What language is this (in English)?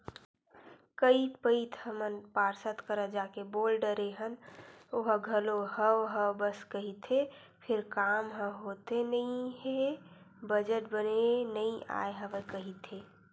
Chhattisgarhi